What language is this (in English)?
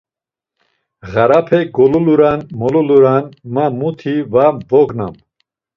Laz